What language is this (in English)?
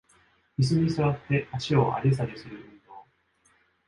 Japanese